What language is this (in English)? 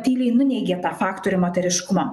Lithuanian